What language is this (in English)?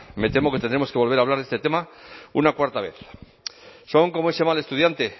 Spanish